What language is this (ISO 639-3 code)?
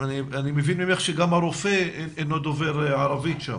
heb